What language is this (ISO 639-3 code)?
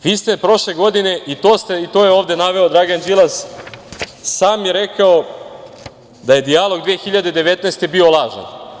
srp